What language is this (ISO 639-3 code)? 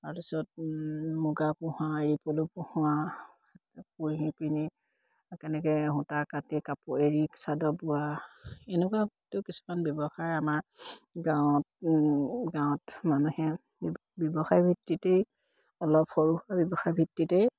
asm